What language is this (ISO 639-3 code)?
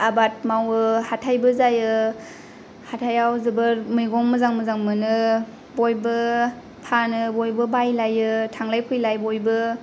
brx